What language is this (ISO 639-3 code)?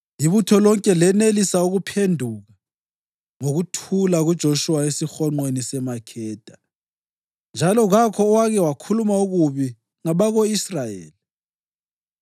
nde